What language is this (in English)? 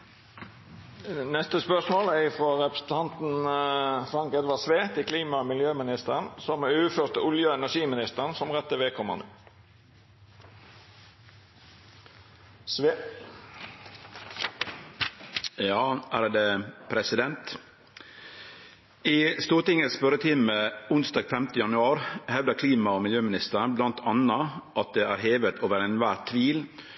Norwegian